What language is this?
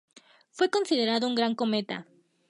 Spanish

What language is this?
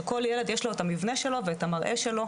Hebrew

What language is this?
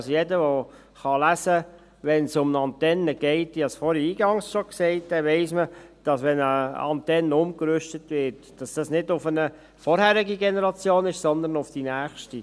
Swiss German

